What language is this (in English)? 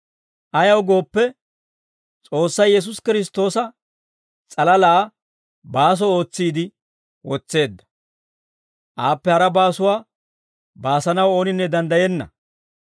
Dawro